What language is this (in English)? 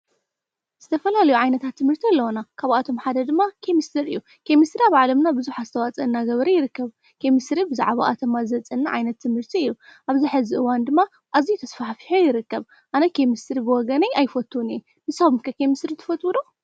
Tigrinya